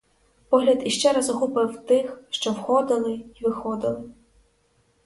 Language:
Ukrainian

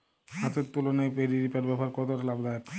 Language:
Bangla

